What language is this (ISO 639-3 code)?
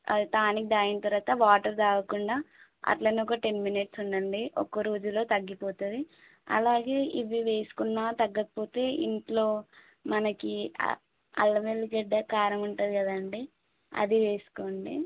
tel